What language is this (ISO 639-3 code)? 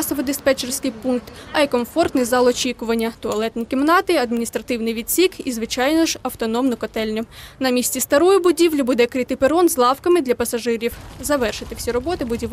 ukr